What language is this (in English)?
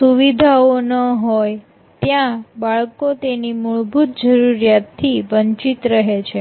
Gujarati